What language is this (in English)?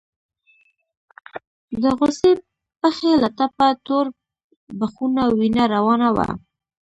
Pashto